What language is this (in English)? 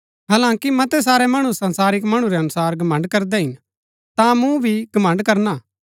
Gaddi